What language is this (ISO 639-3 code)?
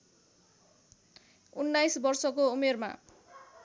nep